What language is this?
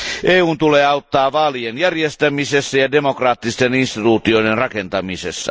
Finnish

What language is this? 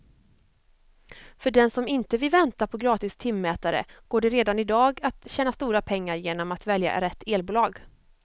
Swedish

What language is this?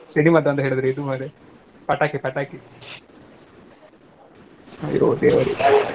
Kannada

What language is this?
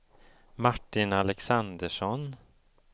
Swedish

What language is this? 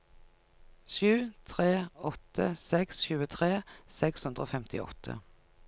Norwegian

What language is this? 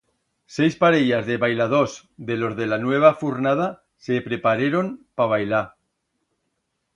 Aragonese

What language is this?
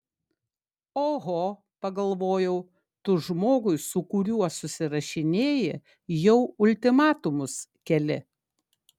Lithuanian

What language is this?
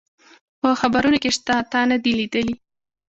Pashto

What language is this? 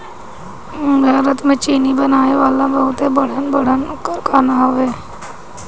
Bhojpuri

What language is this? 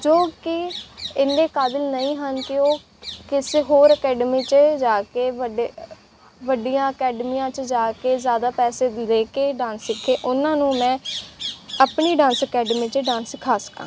Punjabi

